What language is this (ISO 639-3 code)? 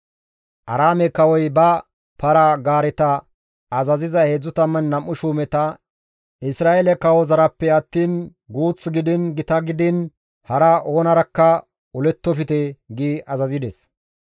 gmv